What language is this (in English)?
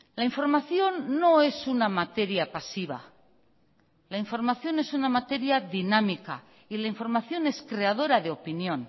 Spanish